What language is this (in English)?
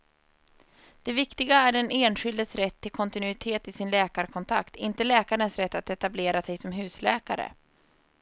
Swedish